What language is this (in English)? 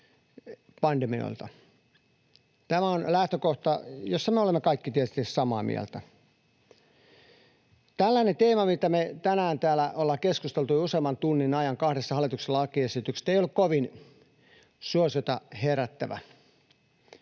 Finnish